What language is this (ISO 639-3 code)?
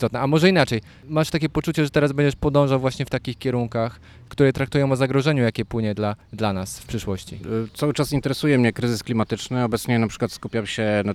pol